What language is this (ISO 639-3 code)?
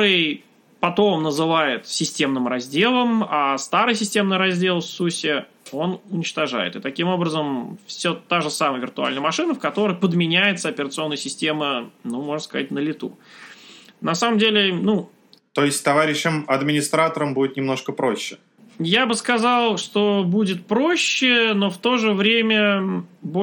rus